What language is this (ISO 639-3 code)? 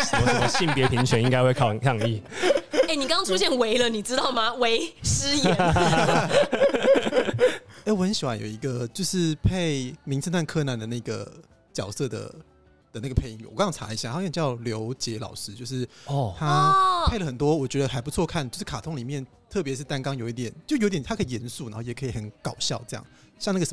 zho